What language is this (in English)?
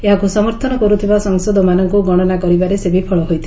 Odia